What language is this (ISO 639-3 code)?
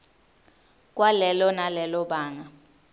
ssw